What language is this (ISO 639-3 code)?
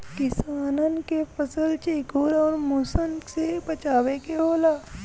bho